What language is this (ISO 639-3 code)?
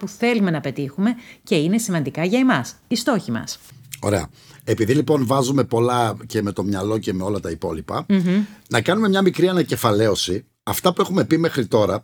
ell